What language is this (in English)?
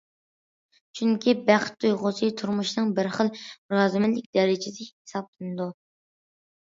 Uyghur